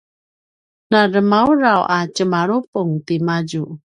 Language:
Paiwan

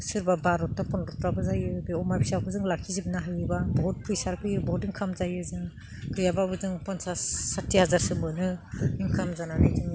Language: Bodo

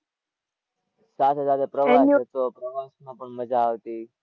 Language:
Gujarati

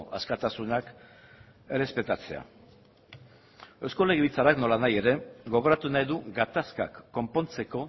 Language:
Basque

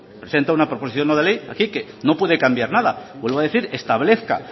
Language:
Spanish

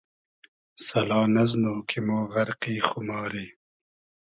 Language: Hazaragi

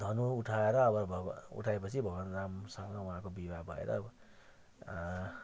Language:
Nepali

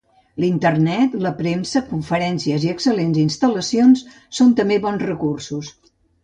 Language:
Catalan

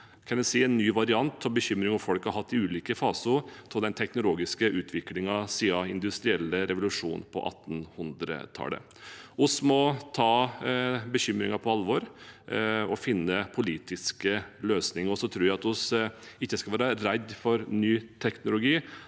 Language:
Norwegian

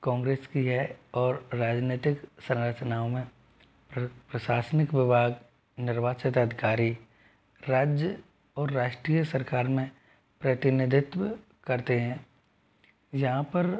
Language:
Hindi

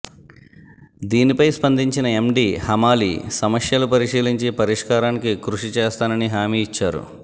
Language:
Telugu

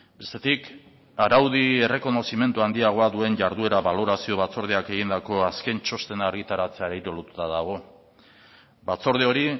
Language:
Basque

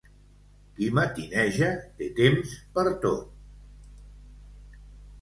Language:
Catalan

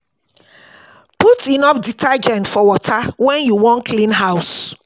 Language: Nigerian Pidgin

